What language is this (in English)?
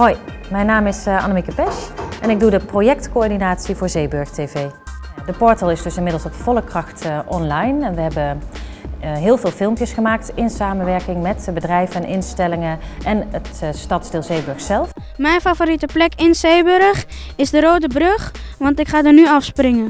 Dutch